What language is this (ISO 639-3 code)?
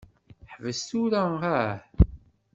kab